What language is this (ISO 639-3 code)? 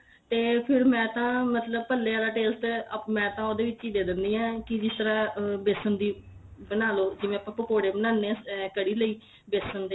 pan